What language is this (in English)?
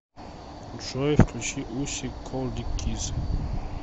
Russian